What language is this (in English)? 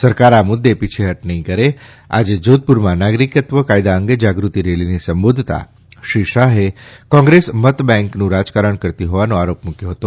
Gujarati